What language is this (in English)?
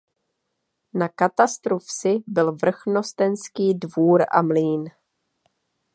Czech